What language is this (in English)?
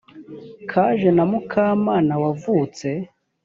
Kinyarwanda